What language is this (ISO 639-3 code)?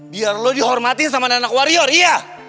ind